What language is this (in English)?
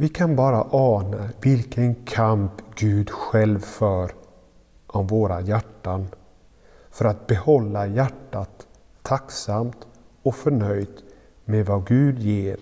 Swedish